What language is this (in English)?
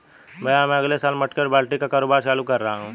Hindi